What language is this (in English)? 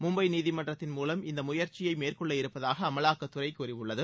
Tamil